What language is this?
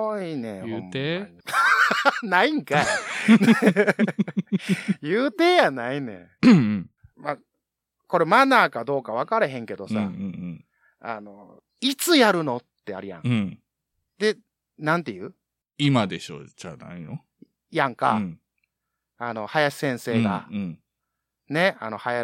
Japanese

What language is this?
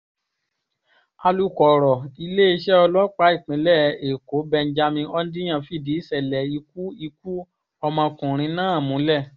Yoruba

